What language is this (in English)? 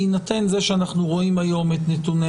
Hebrew